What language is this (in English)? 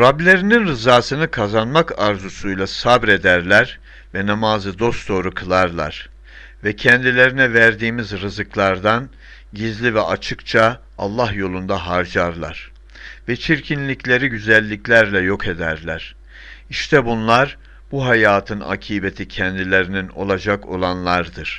Turkish